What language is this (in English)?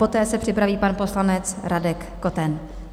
Czech